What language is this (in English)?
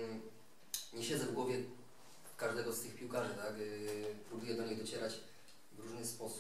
Polish